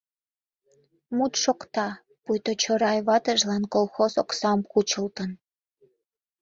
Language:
Mari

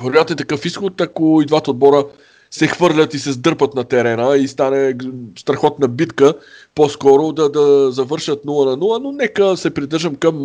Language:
Bulgarian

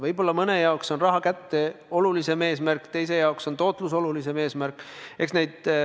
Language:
Estonian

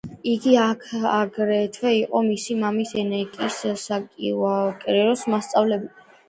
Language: Georgian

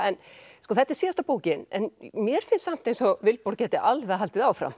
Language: Icelandic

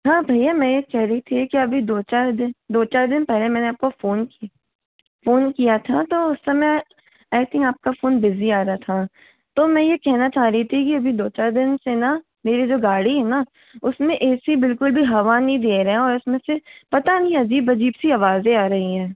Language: Hindi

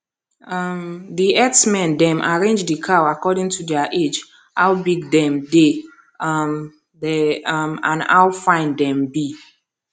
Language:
Nigerian Pidgin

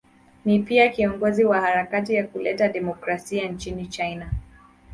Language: Swahili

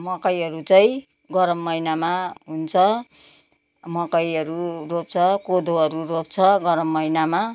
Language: Nepali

